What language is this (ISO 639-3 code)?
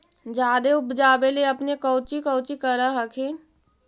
mag